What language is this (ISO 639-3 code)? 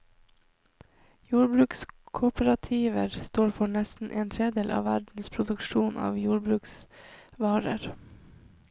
nor